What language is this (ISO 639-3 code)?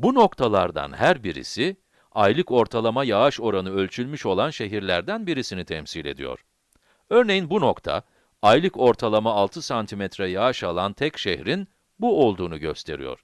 tur